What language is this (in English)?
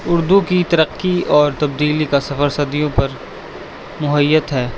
Urdu